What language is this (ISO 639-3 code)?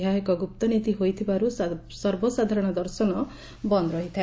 ori